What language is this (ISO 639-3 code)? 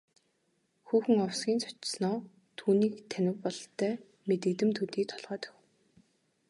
mon